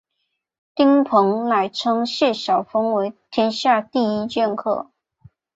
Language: Chinese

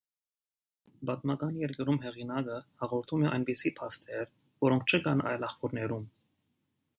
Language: Armenian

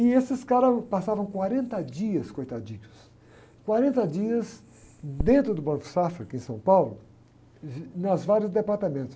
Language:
Portuguese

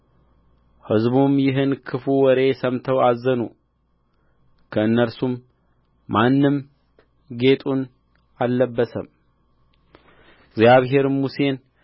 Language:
Amharic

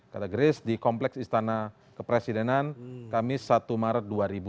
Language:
Indonesian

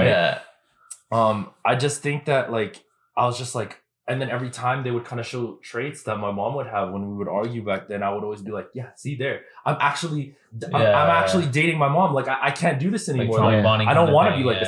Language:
English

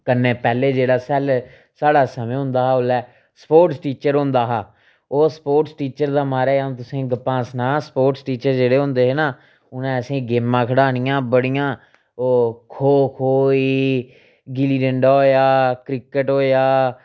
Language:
Dogri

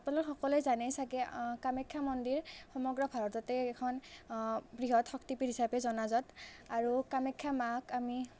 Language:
Assamese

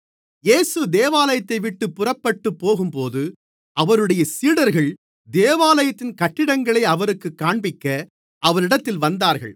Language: Tamil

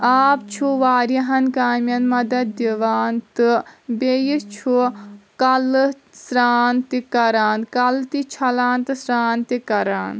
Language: Kashmiri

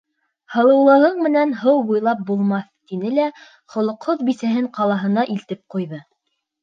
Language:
Bashkir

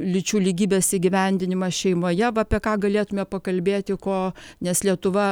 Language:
Lithuanian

